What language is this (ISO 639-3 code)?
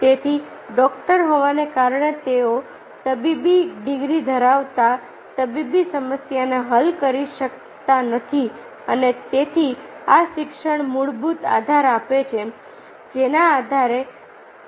guj